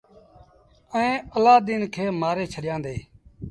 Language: Sindhi Bhil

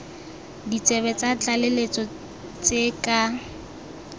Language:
Tswana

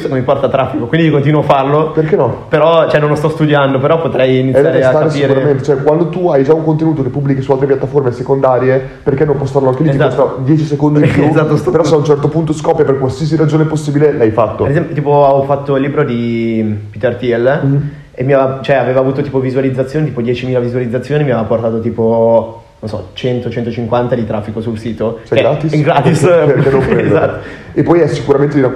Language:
Italian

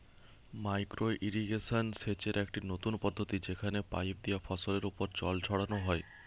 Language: Bangla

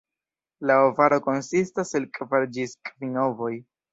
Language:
Esperanto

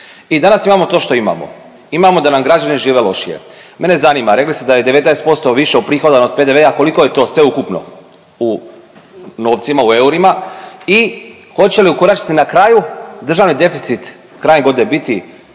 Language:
Croatian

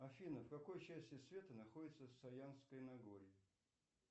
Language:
Russian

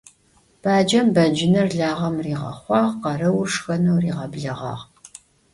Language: Adyghe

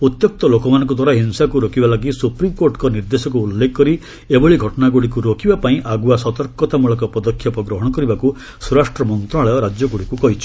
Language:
Odia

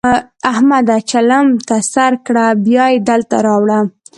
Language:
Pashto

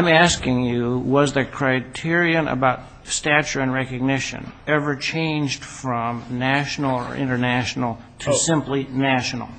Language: English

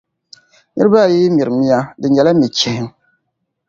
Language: Dagbani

